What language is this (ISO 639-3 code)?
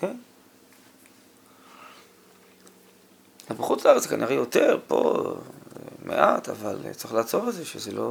heb